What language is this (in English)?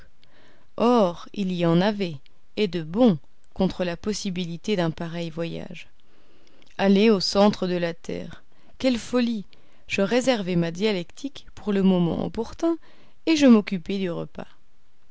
French